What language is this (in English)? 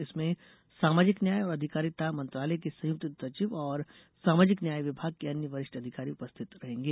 Hindi